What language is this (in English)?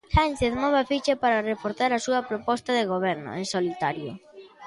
Galician